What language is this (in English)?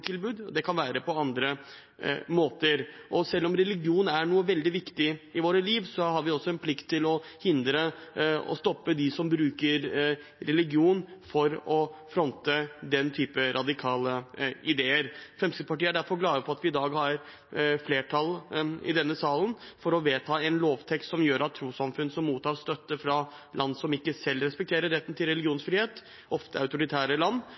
Norwegian Bokmål